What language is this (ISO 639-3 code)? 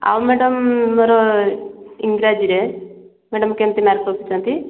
ori